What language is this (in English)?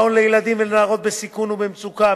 Hebrew